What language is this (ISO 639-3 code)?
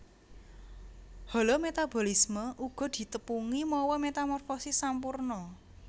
jav